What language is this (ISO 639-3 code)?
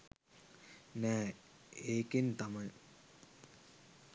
sin